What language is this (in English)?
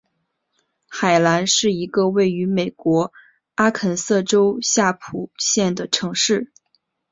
Chinese